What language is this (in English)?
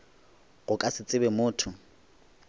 Northern Sotho